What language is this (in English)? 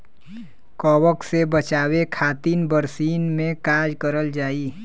Bhojpuri